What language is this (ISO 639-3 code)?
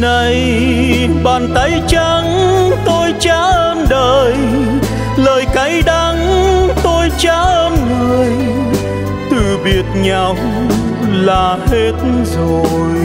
vie